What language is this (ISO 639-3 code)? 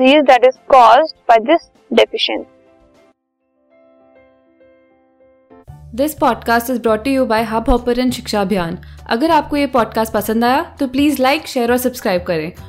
hin